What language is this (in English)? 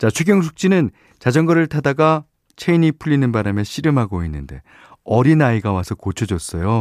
Korean